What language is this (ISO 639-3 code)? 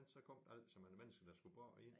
dan